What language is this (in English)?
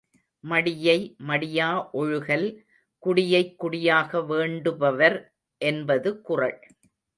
Tamil